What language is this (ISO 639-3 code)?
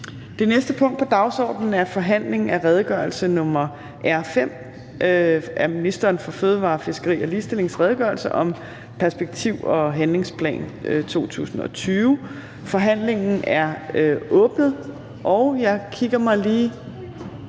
dan